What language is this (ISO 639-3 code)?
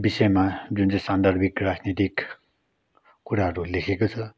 nep